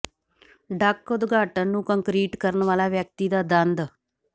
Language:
Punjabi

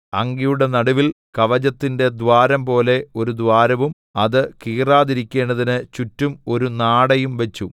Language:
Malayalam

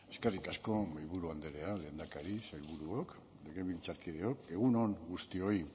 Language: Basque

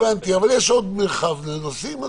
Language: Hebrew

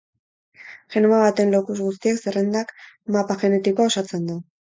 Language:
Basque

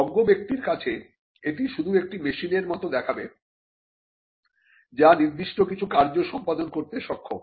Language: Bangla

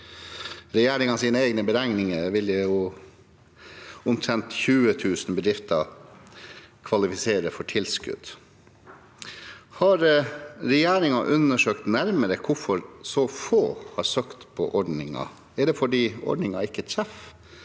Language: Norwegian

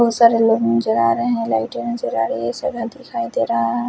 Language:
Hindi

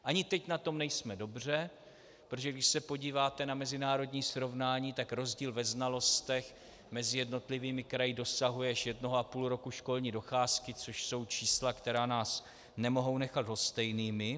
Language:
Czech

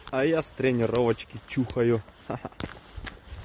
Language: Russian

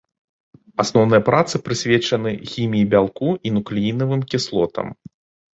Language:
Belarusian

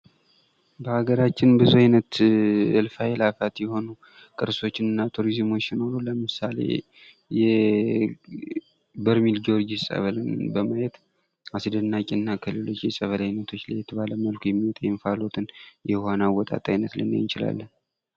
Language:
Amharic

